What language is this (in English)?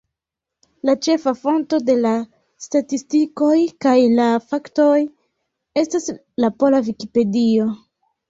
Esperanto